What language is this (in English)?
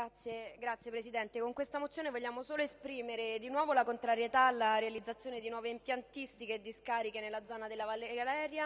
Italian